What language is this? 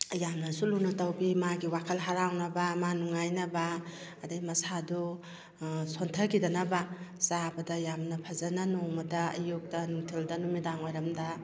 Manipuri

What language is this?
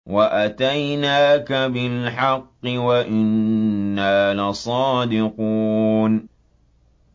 Arabic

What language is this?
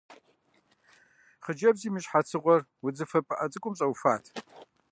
Kabardian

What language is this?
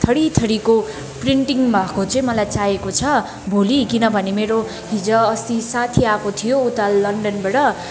Nepali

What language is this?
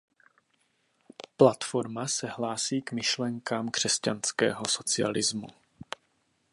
Czech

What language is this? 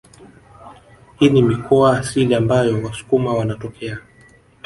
Swahili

